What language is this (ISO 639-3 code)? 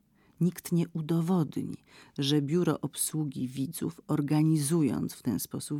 pol